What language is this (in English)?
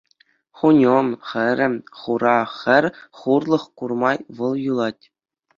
Chuvash